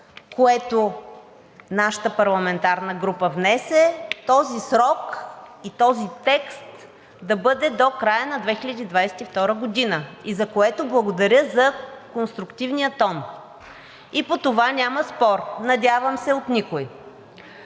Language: Bulgarian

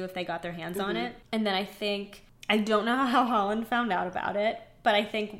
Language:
English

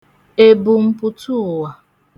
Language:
Igbo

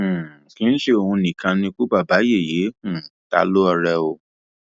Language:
Yoruba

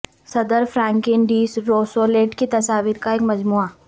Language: Urdu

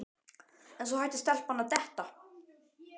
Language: Icelandic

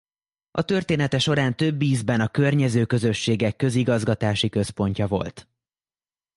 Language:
Hungarian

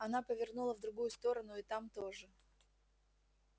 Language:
Russian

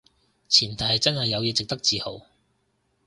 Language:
Cantonese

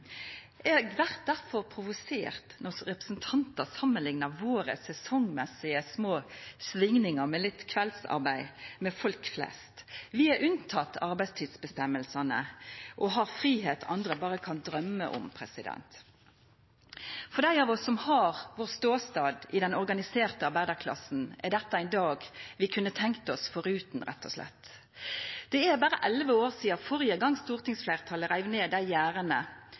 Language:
Norwegian Nynorsk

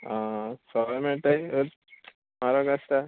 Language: Konkani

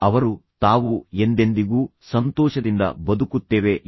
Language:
Kannada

